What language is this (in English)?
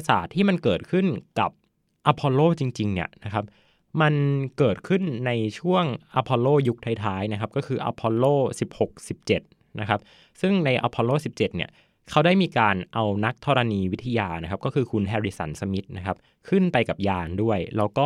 Thai